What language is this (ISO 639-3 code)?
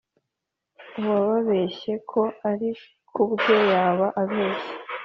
kin